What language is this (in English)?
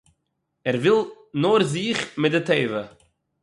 Yiddish